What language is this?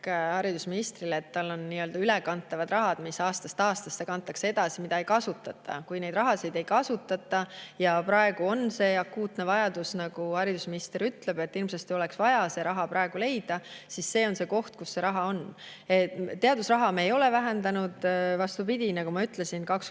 Estonian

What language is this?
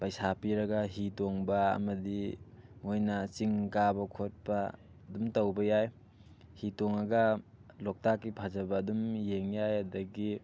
Manipuri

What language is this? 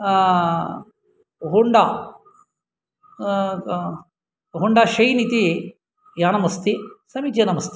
Sanskrit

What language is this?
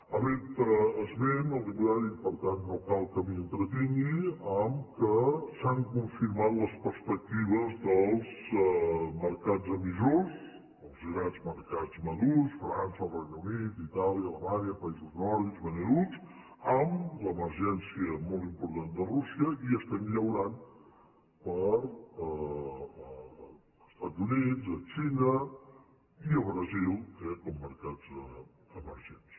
Catalan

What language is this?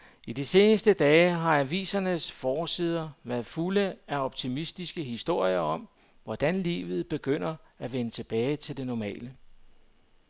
Danish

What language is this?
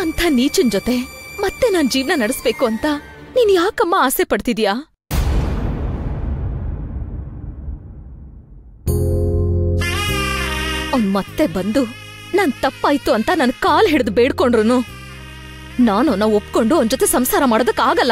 Hindi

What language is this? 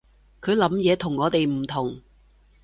Cantonese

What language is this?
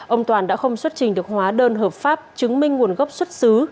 Vietnamese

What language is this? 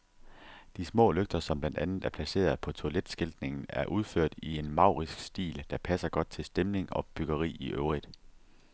Danish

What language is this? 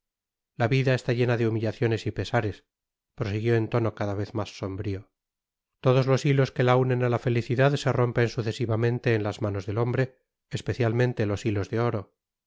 Spanish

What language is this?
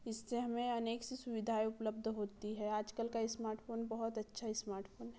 Hindi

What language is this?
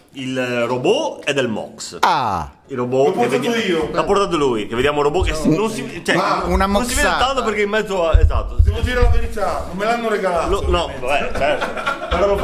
Italian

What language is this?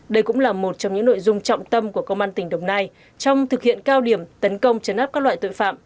Vietnamese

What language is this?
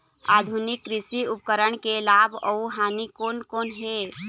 Chhattisgarhi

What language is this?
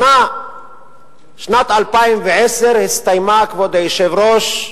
Hebrew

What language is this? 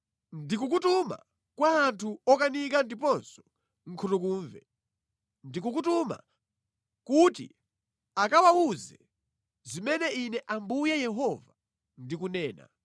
Nyanja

